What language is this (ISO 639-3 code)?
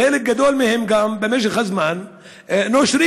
heb